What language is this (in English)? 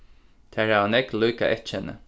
Faroese